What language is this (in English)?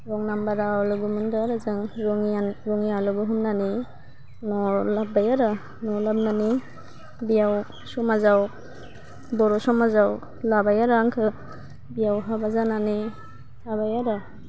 Bodo